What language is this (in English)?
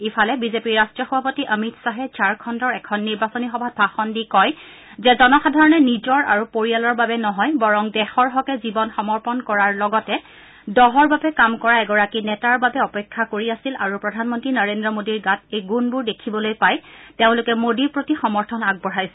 Assamese